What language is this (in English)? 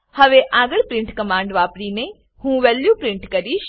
Gujarati